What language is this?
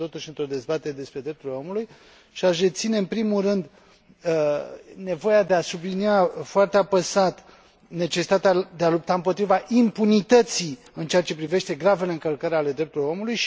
Romanian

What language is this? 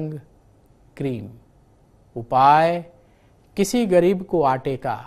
Hindi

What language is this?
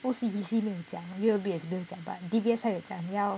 English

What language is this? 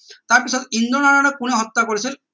Assamese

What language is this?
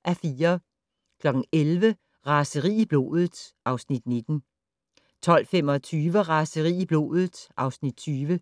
Danish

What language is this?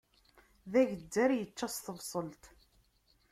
Kabyle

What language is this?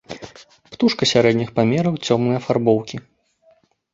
Belarusian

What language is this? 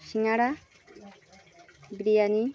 Bangla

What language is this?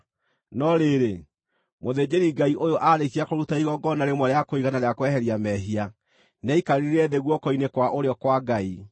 Kikuyu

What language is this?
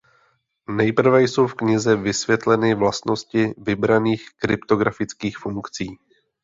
Czech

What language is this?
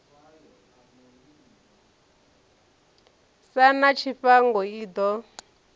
Venda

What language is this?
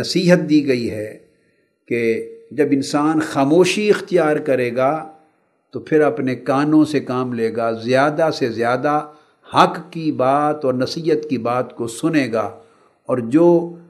Urdu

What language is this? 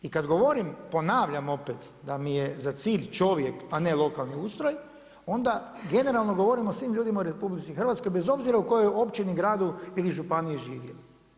Croatian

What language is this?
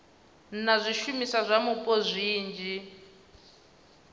Venda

